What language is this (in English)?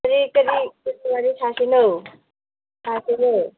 Manipuri